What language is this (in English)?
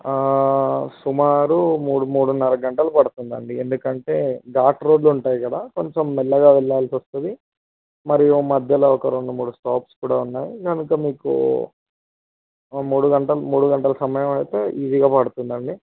Telugu